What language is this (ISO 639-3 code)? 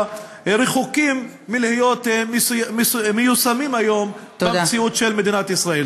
heb